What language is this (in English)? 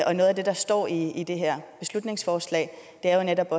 Danish